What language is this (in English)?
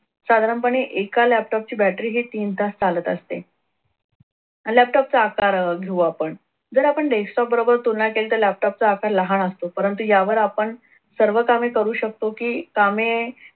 Marathi